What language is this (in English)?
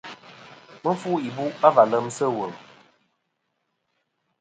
Kom